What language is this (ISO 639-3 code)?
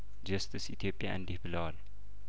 amh